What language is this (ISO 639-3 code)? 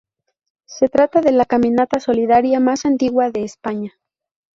spa